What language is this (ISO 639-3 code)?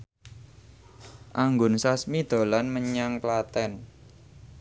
jav